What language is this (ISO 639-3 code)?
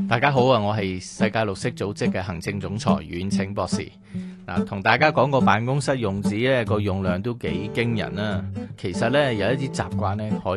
zho